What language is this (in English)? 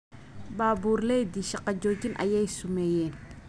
Somali